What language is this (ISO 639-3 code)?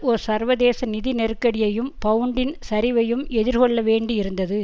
tam